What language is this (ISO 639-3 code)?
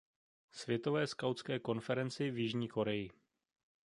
ces